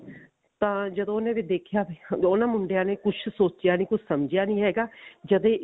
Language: Punjabi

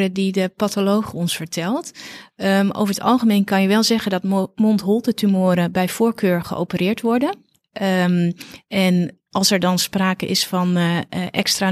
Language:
Dutch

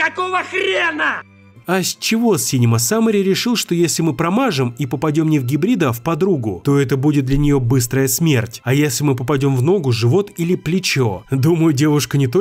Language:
Russian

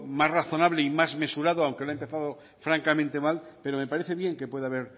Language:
Spanish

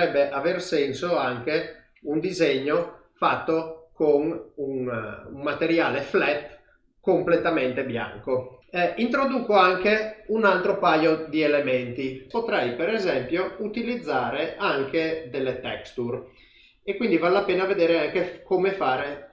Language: Italian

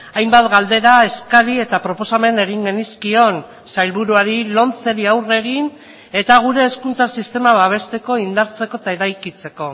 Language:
Basque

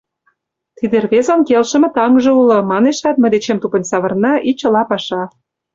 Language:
Mari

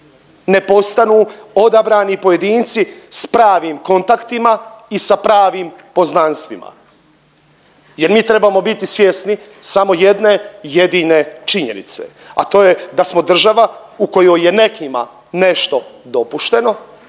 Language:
Croatian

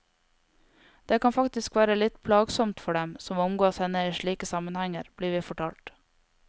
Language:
Norwegian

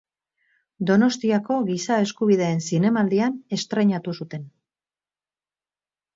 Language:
Basque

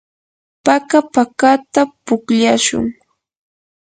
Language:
Yanahuanca Pasco Quechua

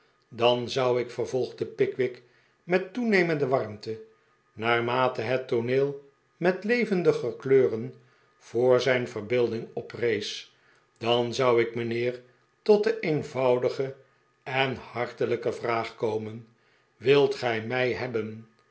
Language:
Dutch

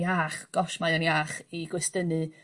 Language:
Welsh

